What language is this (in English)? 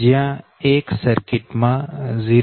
Gujarati